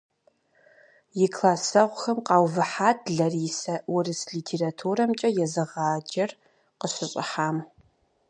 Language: Kabardian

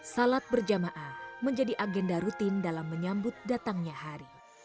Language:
Indonesian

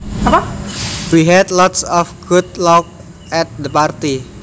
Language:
Javanese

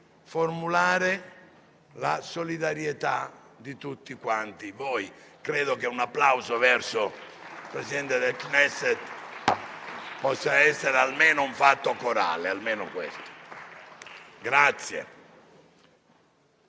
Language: Italian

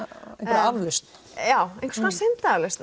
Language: Icelandic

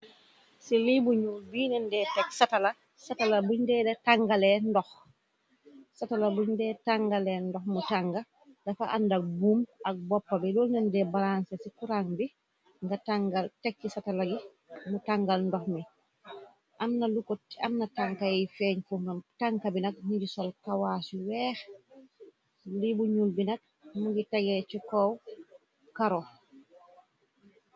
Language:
Wolof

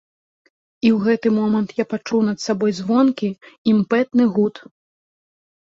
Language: Belarusian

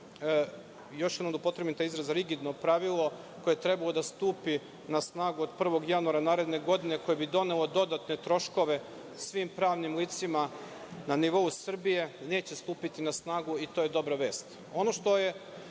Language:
Serbian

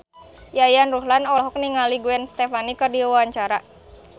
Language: Sundanese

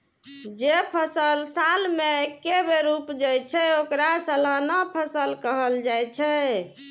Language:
Maithili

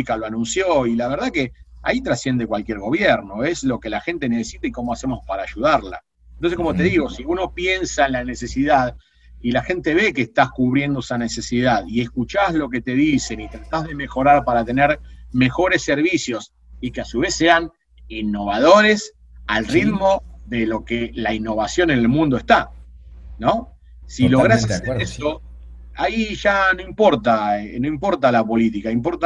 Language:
Spanish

